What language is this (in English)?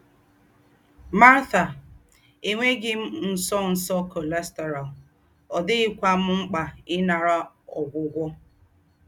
Igbo